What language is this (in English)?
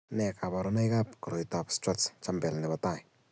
Kalenjin